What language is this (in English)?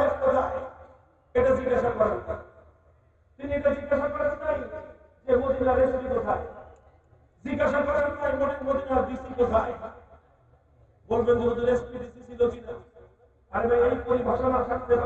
Turkish